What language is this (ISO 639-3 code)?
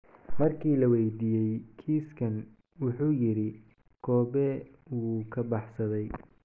som